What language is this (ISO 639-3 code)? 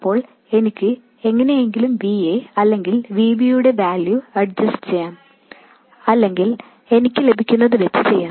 mal